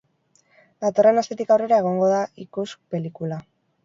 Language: Basque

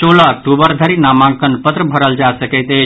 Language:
Maithili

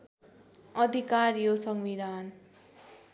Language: Nepali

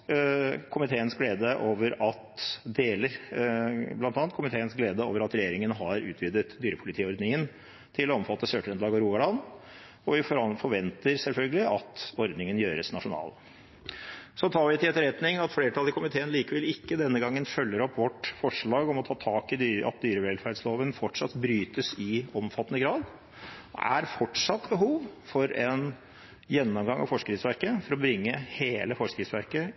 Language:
Norwegian Bokmål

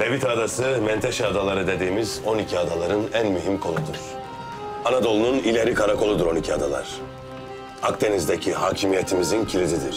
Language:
Turkish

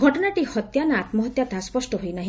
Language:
Odia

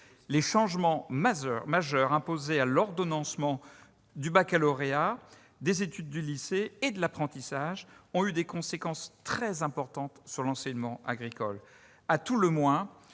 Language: French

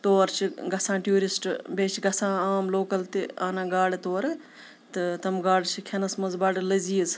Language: Kashmiri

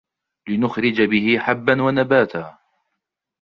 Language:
Arabic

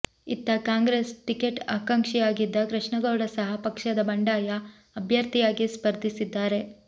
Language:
Kannada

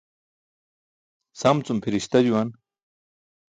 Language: Burushaski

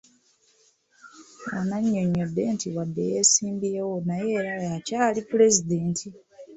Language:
Ganda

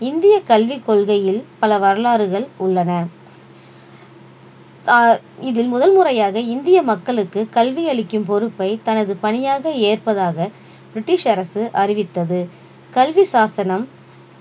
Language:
Tamil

